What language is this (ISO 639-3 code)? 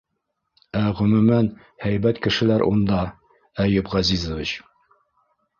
bak